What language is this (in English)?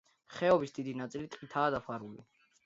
Georgian